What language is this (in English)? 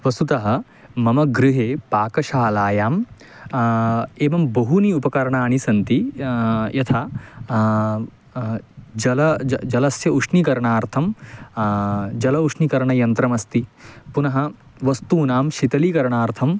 Sanskrit